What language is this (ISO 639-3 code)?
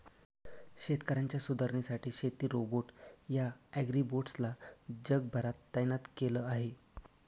mar